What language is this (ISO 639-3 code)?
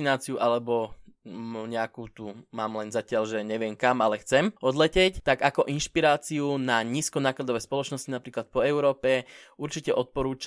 slk